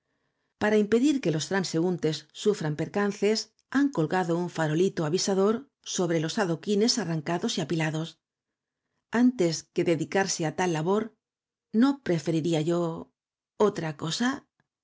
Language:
Spanish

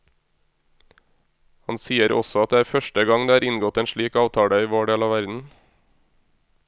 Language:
Norwegian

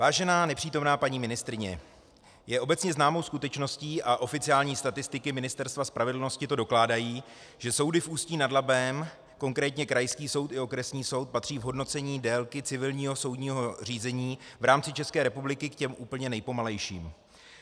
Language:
Czech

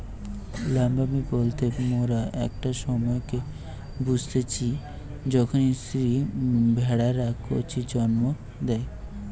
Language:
Bangla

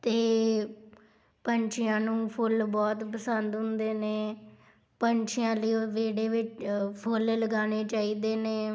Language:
Punjabi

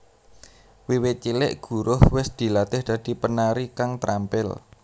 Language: Javanese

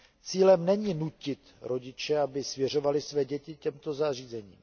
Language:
Czech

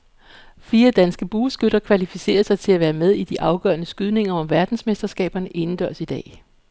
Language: Danish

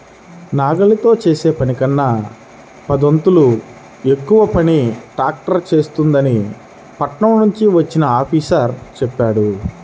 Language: Telugu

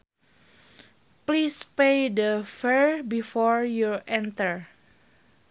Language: Sundanese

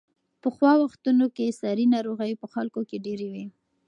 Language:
Pashto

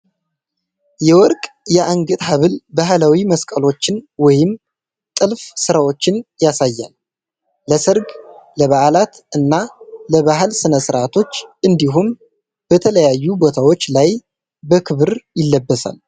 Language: Amharic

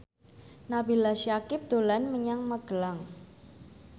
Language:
Javanese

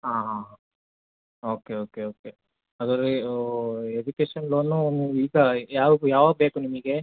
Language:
Kannada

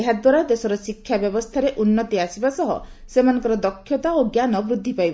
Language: Odia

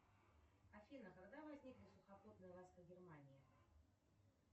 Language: Russian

